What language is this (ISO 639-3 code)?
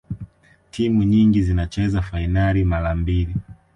swa